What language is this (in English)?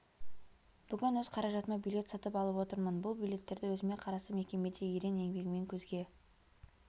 Kazakh